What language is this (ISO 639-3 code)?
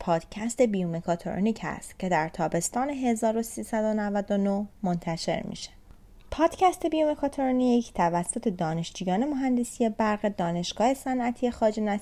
fas